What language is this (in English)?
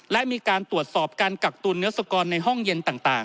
Thai